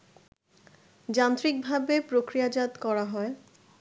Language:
Bangla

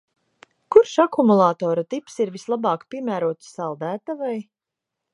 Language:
Latvian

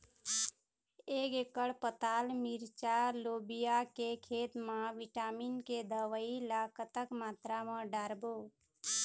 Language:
Chhattisgarhi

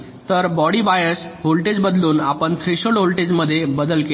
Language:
Marathi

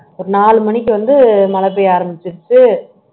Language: Tamil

